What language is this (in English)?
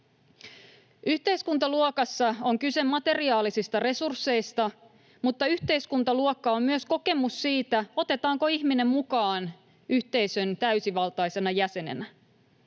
Finnish